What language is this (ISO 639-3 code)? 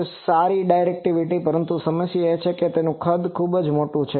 guj